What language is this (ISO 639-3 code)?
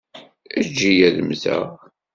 kab